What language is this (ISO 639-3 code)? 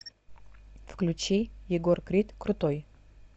rus